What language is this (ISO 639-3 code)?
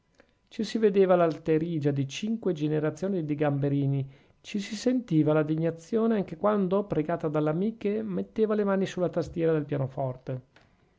ita